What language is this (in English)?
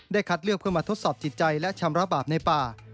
Thai